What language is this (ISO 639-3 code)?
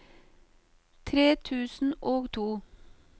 nor